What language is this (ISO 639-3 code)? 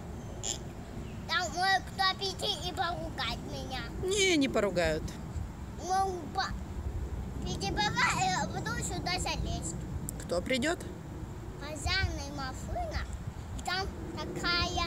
rus